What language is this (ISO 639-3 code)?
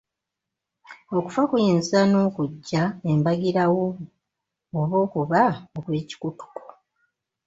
lug